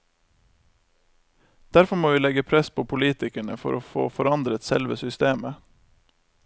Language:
Norwegian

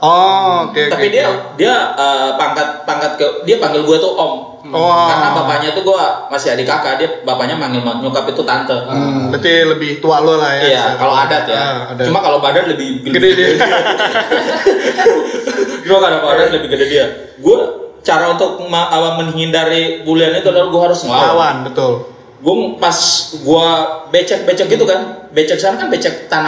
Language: Indonesian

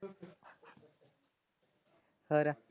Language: Punjabi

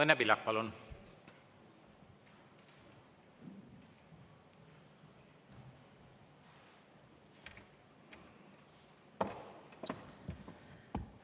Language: Estonian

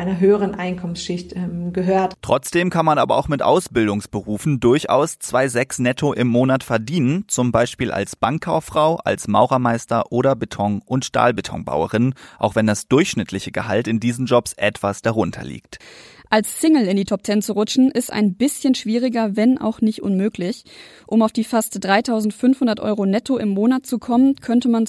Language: German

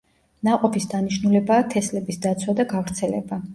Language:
Georgian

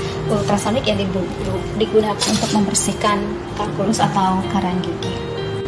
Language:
Indonesian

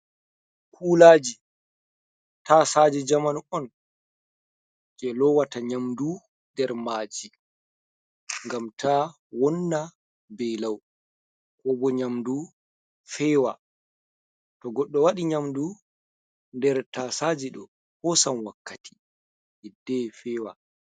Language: Fula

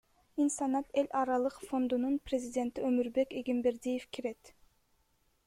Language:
Kyrgyz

